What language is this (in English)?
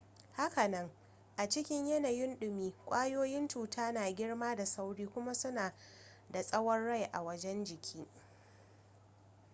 Hausa